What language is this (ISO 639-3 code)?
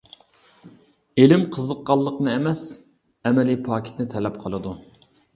uig